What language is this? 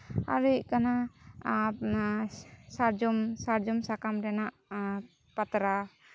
Santali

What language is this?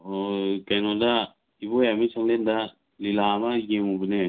Manipuri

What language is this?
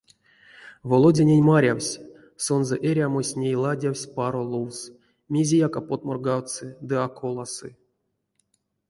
Erzya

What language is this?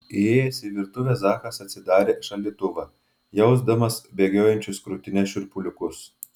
Lithuanian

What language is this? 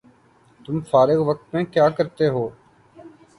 Urdu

